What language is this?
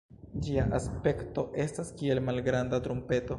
Esperanto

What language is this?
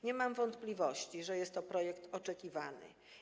Polish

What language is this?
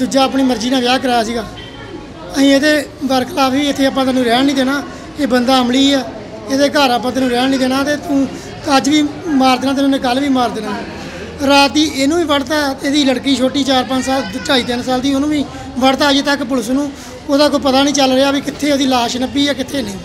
Hindi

